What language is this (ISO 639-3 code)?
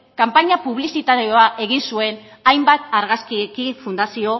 eus